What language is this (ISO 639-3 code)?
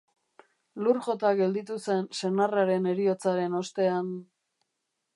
eus